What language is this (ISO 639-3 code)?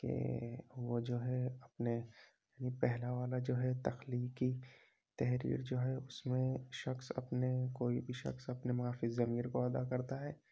urd